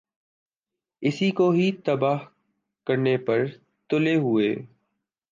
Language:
Urdu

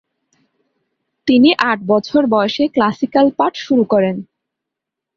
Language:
Bangla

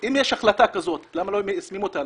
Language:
Hebrew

